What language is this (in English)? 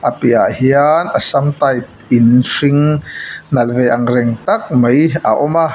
Mizo